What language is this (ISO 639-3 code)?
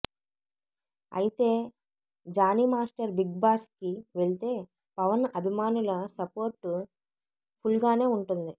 tel